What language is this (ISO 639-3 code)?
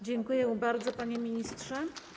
pol